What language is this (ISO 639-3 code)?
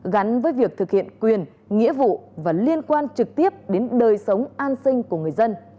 vie